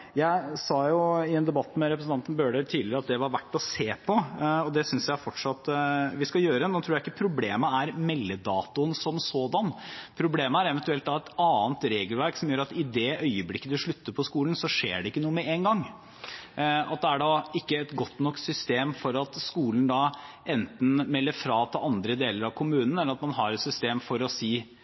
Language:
Norwegian Bokmål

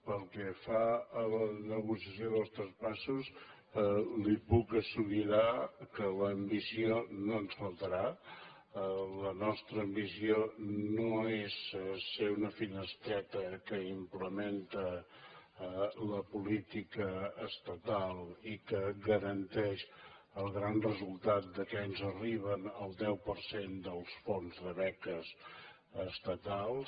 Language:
Catalan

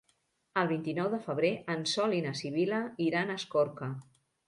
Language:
Catalan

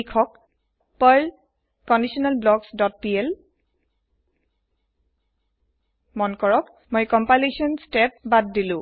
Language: Assamese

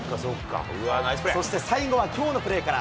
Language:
Japanese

